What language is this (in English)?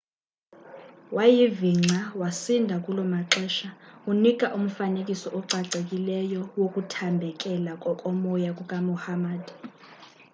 Xhosa